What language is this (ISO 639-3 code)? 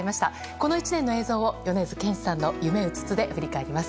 jpn